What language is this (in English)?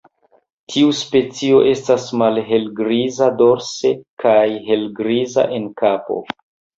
Esperanto